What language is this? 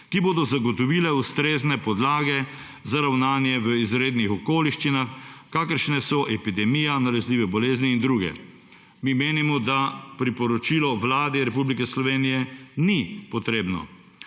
Slovenian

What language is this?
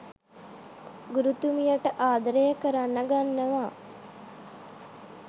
Sinhala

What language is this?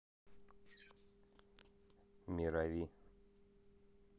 Russian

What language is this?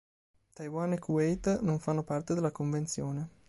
Italian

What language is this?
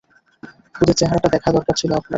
Bangla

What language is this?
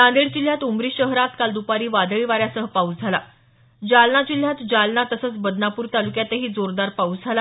Marathi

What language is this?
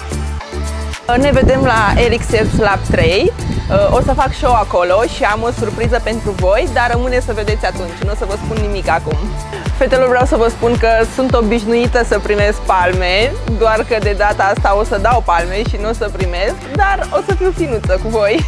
Romanian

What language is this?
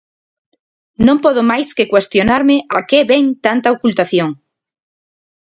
Galician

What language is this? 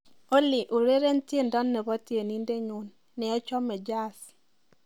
Kalenjin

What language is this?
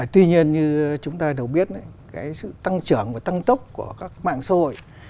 Vietnamese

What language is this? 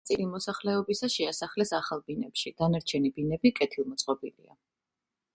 Georgian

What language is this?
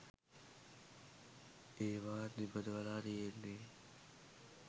Sinhala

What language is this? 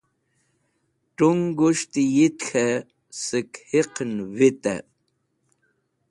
Wakhi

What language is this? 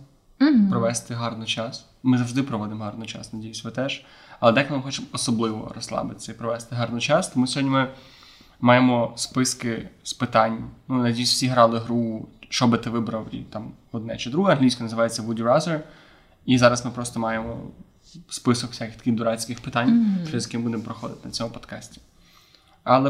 Ukrainian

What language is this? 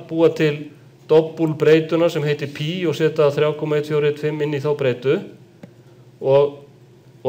Greek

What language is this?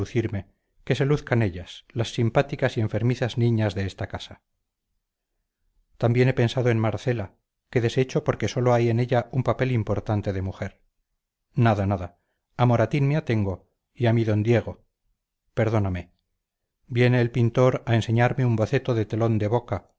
Spanish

